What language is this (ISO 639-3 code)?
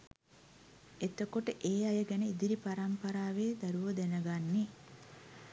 sin